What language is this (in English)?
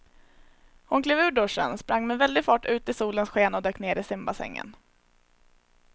Swedish